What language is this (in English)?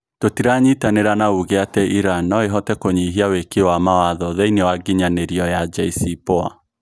Kikuyu